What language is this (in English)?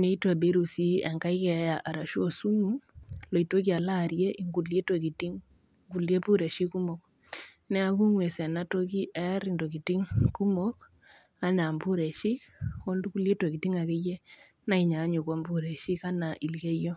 Masai